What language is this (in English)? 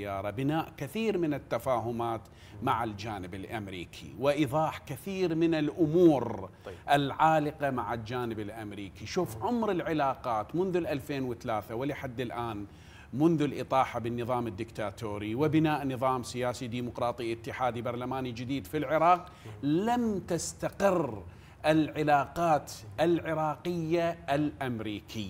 Arabic